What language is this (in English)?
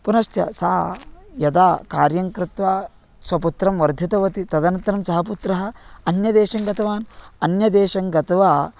Sanskrit